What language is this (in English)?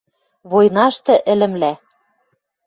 Western Mari